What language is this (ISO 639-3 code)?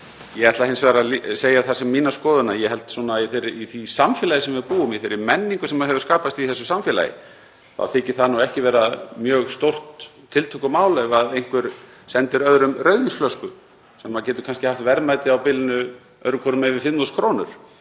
isl